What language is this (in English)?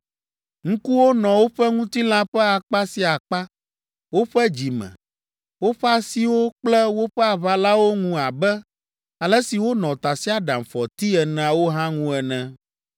Ewe